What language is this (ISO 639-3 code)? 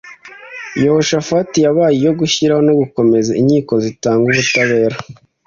kin